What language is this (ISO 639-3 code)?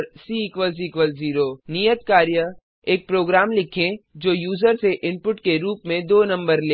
hin